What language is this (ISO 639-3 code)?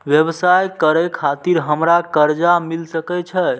mai